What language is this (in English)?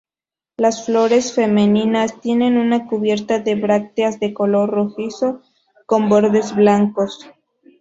Spanish